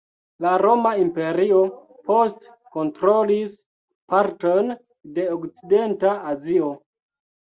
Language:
Esperanto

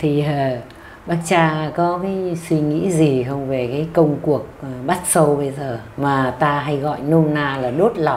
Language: Vietnamese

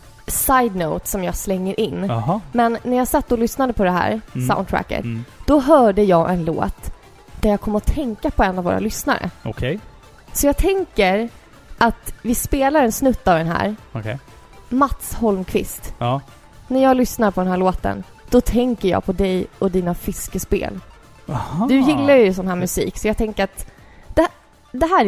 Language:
Swedish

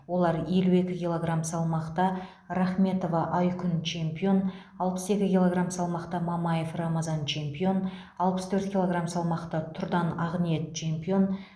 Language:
Kazakh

